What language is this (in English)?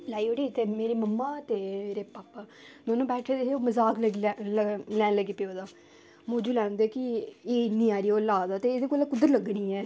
Dogri